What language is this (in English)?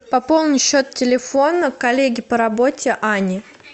Russian